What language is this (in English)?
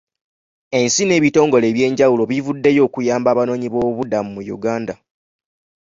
Ganda